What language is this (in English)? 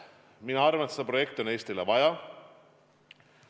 Estonian